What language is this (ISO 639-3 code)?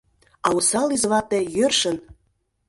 chm